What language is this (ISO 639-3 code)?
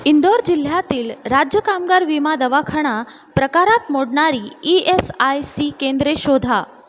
mar